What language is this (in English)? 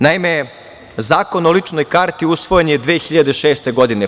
Serbian